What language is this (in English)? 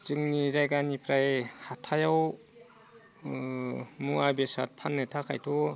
Bodo